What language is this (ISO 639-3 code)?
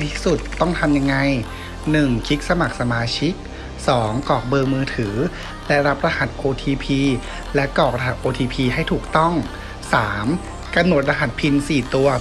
tha